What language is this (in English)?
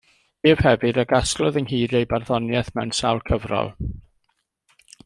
Welsh